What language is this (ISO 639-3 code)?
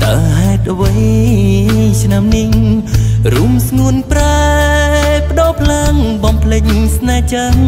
tha